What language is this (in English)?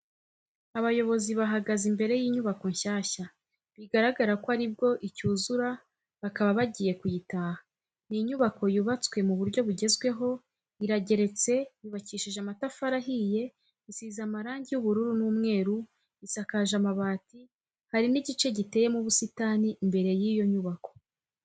Kinyarwanda